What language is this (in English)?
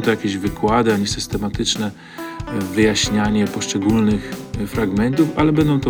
Polish